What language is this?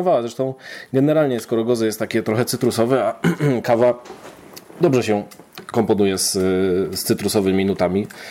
Polish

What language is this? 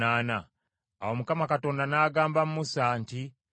Ganda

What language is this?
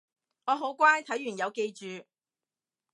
Cantonese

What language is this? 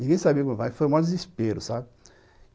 Portuguese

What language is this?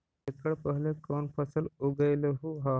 Magahi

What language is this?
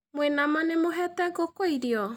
Kikuyu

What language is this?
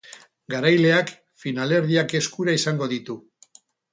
Basque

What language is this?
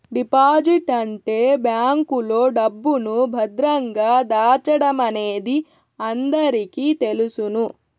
Telugu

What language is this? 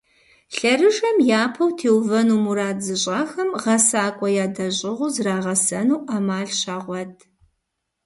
Kabardian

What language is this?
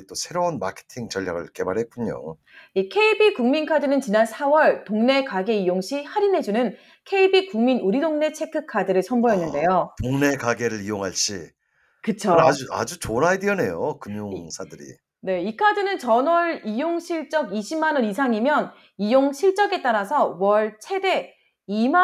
Korean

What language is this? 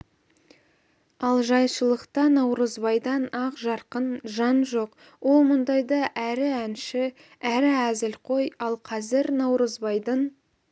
Kazakh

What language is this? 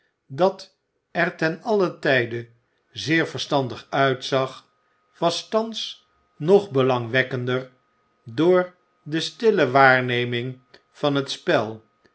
Dutch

